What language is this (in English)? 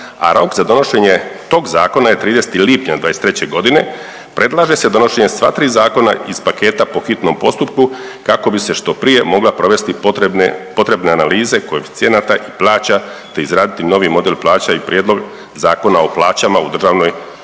Croatian